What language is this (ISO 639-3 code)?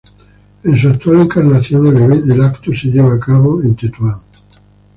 spa